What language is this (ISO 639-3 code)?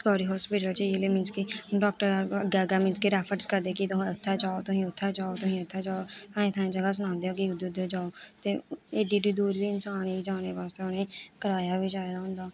doi